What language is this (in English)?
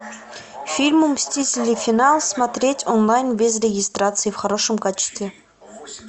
Russian